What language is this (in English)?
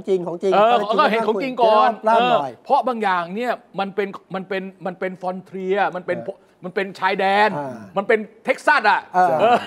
Thai